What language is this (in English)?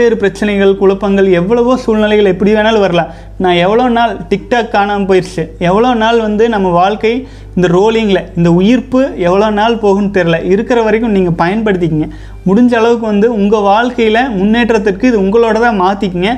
Tamil